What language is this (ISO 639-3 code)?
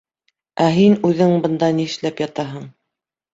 bak